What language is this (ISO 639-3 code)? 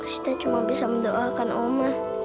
ind